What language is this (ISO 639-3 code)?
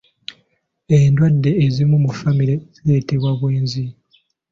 lug